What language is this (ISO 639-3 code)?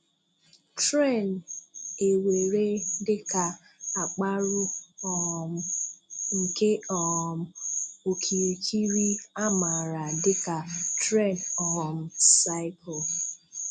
ibo